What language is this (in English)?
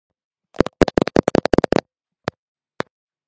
Georgian